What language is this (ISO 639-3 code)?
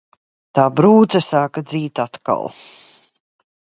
lav